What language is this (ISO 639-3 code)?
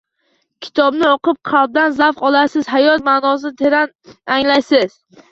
uzb